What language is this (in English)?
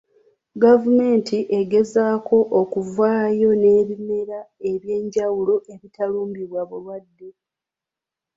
Ganda